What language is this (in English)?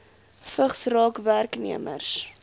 Afrikaans